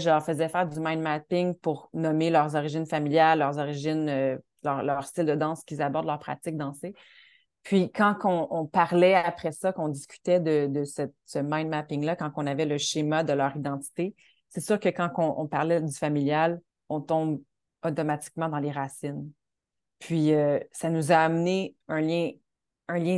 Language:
French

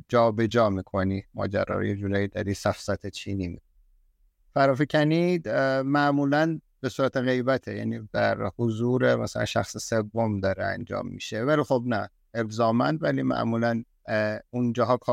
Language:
Persian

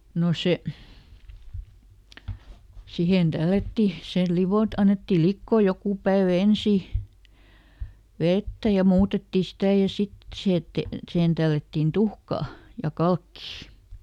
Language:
Finnish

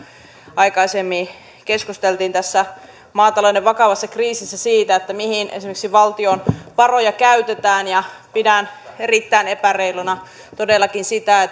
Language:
Finnish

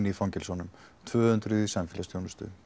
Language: Icelandic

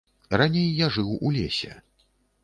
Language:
Belarusian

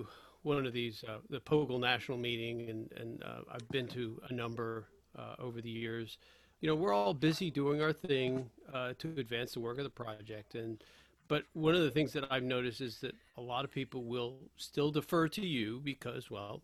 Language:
English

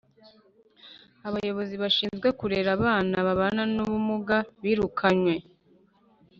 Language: Kinyarwanda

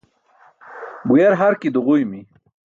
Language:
Burushaski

